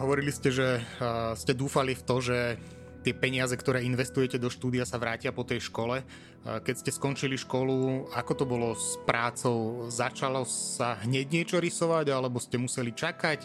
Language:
Slovak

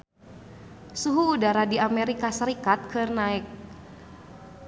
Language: Sundanese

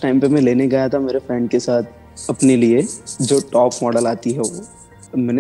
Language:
Hindi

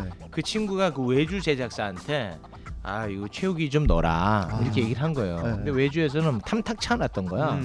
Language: Korean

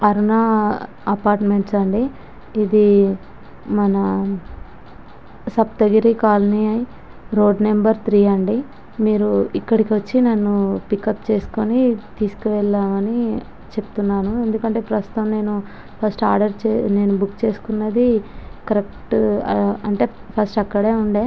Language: Telugu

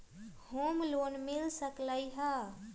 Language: Magahi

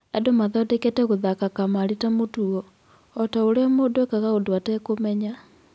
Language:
Kikuyu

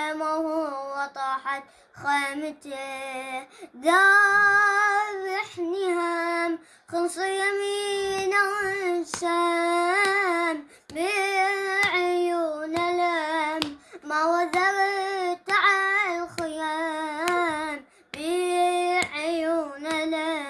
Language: Arabic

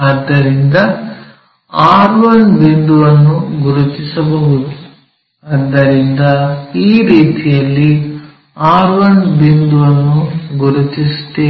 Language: Kannada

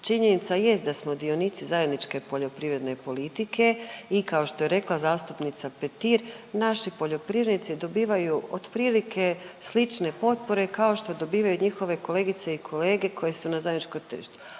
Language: Croatian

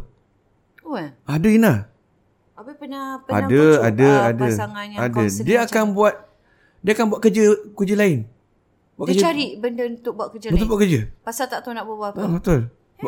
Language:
Malay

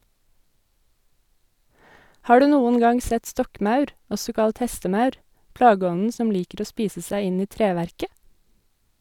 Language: Norwegian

